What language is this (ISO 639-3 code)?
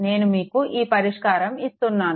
tel